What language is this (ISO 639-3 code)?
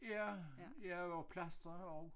dan